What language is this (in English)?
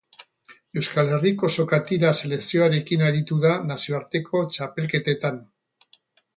Basque